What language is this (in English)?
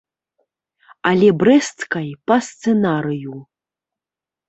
Belarusian